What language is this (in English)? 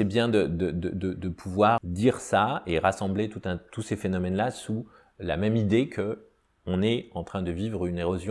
French